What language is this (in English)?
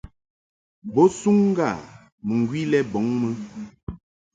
Mungaka